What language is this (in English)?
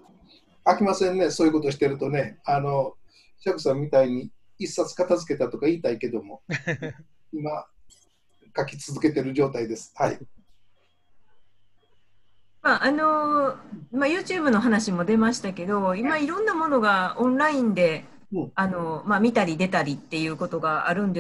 Japanese